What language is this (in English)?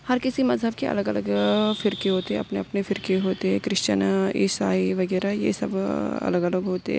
Urdu